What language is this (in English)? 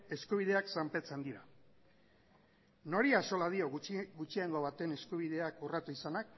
Basque